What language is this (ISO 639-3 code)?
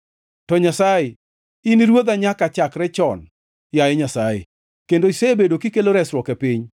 luo